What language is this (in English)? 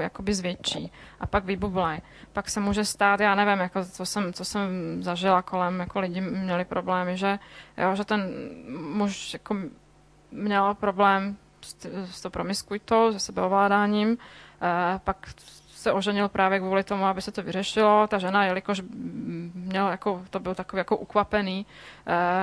Czech